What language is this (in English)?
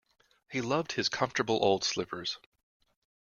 English